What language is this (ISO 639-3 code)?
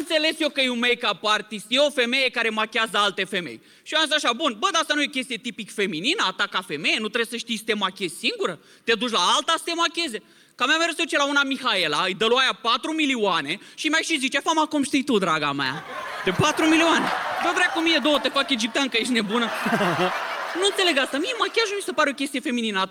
ron